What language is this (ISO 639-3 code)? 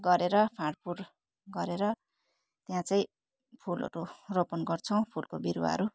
nep